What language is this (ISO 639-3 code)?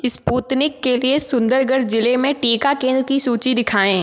hin